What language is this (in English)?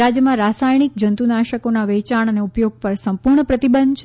Gujarati